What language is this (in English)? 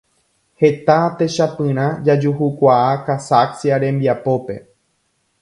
Guarani